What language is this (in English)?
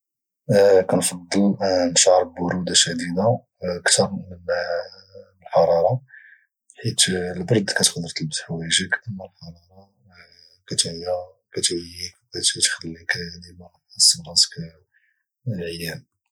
Moroccan Arabic